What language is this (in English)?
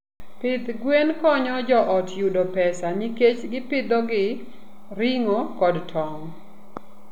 Luo (Kenya and Tanzania)